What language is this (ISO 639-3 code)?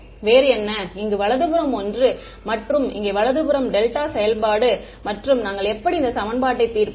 tam